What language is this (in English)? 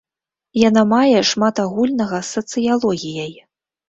Belarusian